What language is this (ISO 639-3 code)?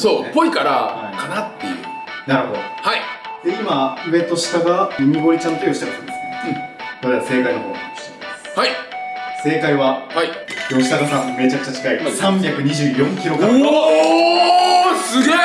jpn